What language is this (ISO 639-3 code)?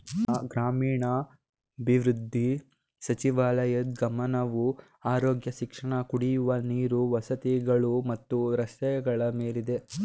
kan